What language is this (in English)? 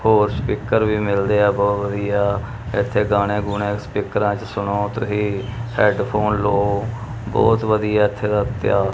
Punjabi